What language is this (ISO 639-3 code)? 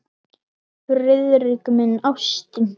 isl